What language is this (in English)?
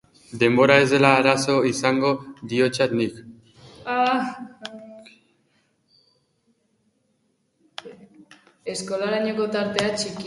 Basque